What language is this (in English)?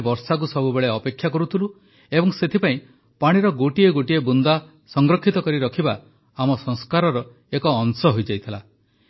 Odia